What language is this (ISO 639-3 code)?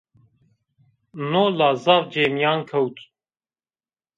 zza